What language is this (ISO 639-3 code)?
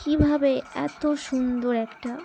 ben